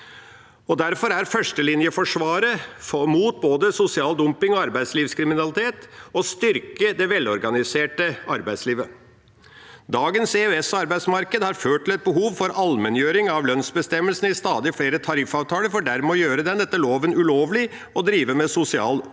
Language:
Norwegian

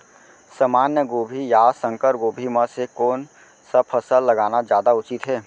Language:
Chhattisgarhi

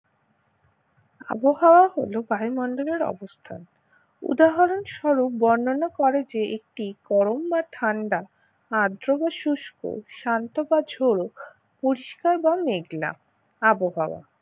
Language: Bangla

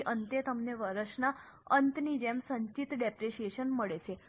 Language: Gujarati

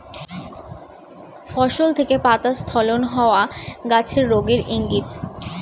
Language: Bangla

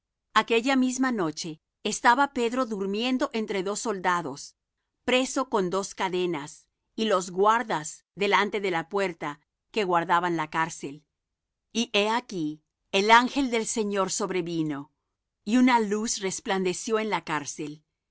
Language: Spanish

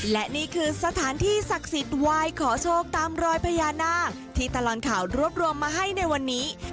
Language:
Thai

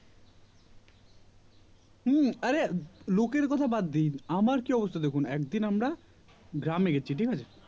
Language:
Bangla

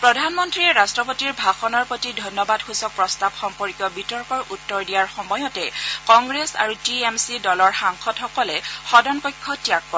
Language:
Assamese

